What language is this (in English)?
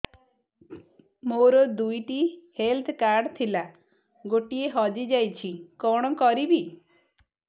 Odia